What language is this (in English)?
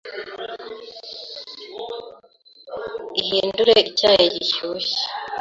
Kinyarwanda